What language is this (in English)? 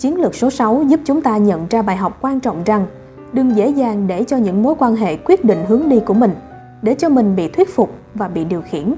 Vietnamese